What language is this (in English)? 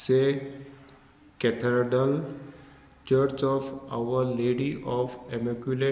Konkani